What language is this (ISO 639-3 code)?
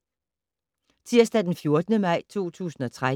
dan